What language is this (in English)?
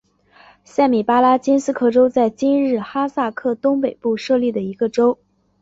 Chinese